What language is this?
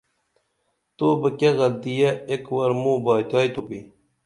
Dameli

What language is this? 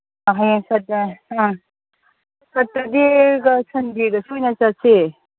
Manipuri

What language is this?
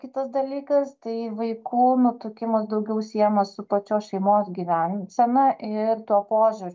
Lithuanian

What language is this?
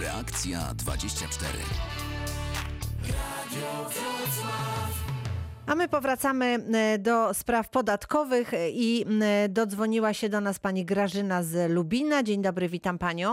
Polish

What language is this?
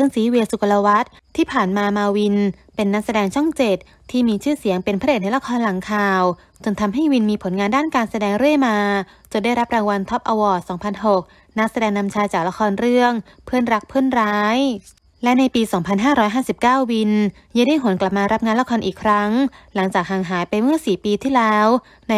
Thai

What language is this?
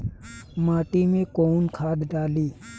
Bhojpuri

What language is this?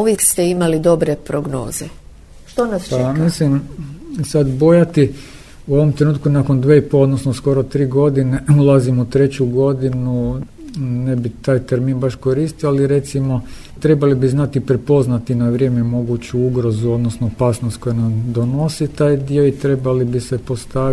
Croatian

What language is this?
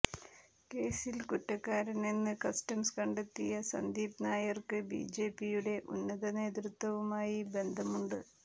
Malayalam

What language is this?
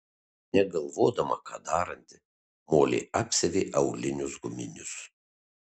Lithuanian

